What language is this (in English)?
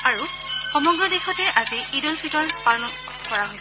Assamese